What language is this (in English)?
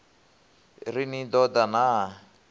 Venda